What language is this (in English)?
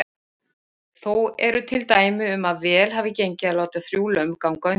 Icelandic